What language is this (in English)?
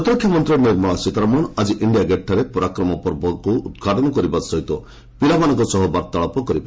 Odia